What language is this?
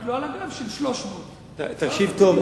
Hebrew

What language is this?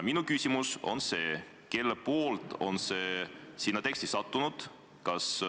Estonian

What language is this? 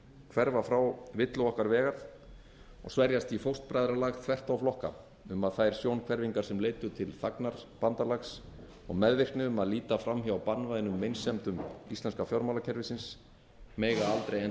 Icelandic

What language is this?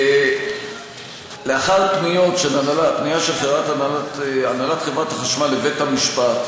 Hebrew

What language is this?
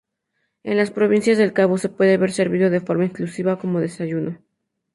Spanish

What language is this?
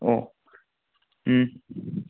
Manipuri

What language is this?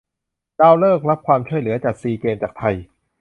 Thai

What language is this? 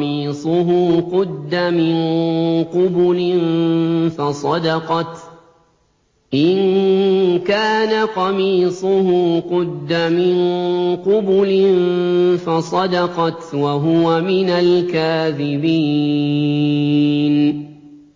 Arabic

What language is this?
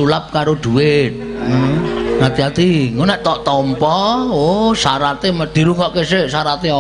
Indonesian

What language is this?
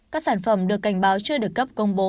Vietnamese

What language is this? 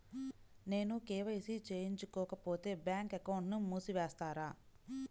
Telugu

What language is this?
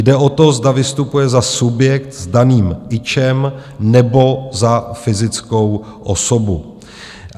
Czech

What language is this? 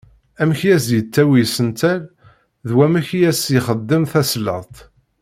Kabyle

